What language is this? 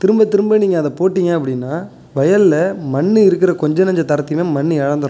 Tamil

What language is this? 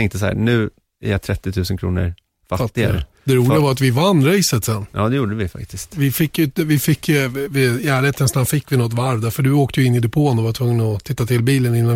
Swedish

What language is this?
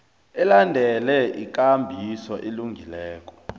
South Ndebele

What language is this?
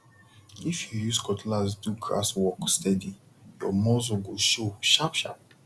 Nigerian Pidgin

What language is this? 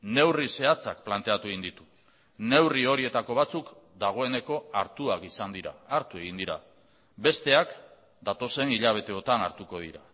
Basque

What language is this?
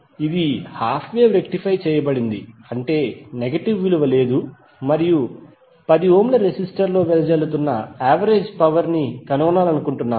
Telugu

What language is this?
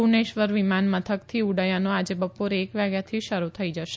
Gujarati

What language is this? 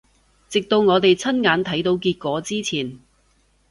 Cantonese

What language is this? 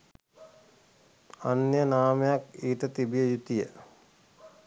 Sinhala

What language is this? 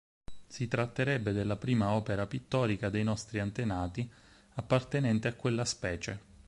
Italian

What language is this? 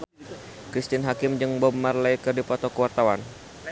Sundanese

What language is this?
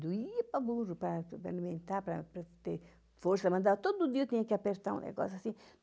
Portuguese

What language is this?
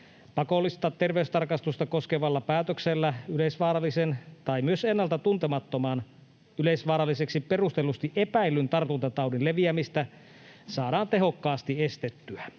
Finnish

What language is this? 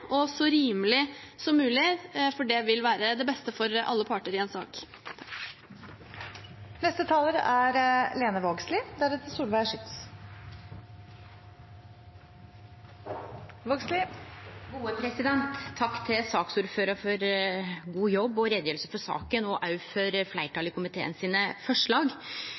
Norwegian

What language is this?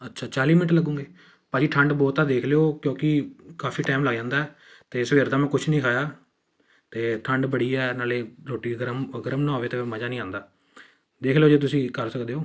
Punjabi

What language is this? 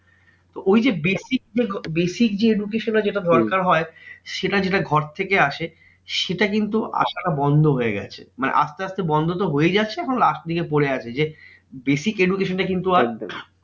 Bangla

